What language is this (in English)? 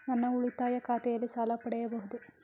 Kannada